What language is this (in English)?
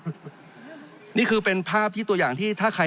Thai